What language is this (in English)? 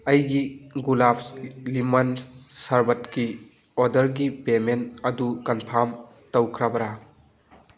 Manipuri